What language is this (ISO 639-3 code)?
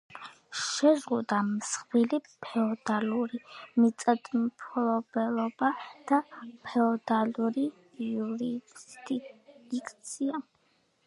kat